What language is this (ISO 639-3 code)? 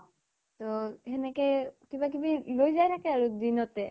asm